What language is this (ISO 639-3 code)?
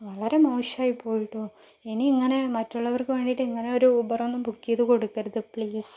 mal